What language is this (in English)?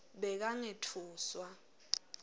Swati